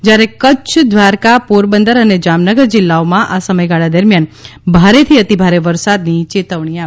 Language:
Gujarati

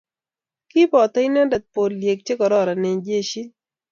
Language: Kalenjin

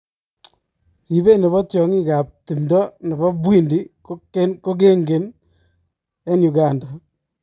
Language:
Kalenjin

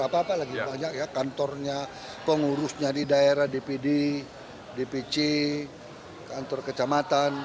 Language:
Indonesian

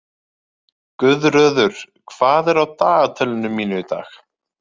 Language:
Icelandic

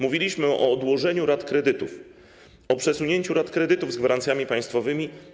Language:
Polish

